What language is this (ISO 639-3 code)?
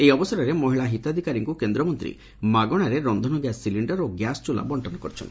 ori